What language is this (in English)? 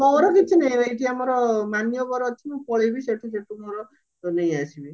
Odia